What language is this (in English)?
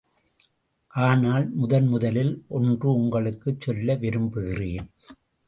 Tamil